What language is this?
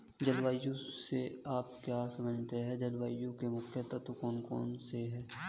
Hindi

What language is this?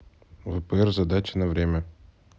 Russian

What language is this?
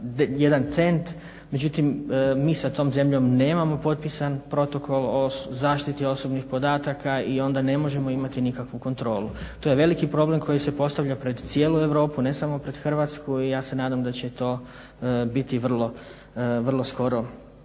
Croatian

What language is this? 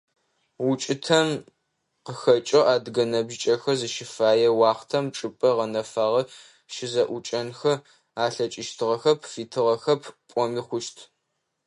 Adyghe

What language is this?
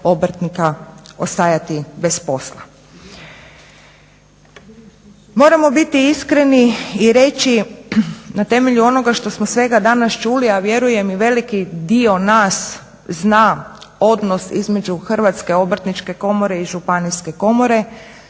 Croatian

